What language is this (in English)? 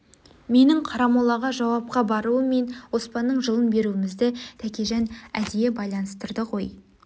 Kazakh